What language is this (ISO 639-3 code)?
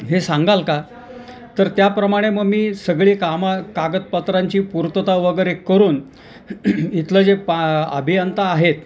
mar